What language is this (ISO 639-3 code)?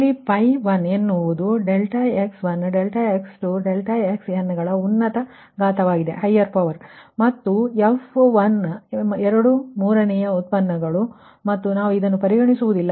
kan